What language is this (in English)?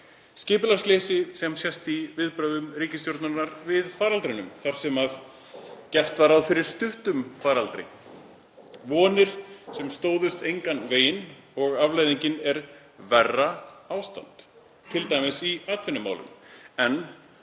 Icelandic